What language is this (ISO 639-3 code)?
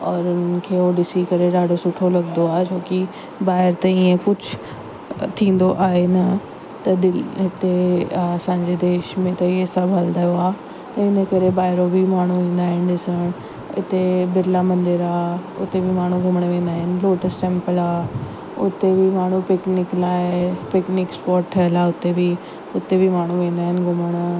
snd